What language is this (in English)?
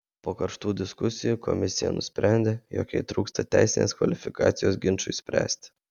Lithuanian